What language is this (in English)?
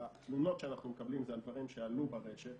Hebrew